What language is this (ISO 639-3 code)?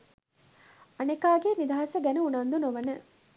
sin